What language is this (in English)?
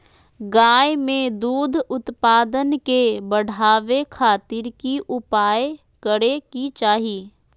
Magahi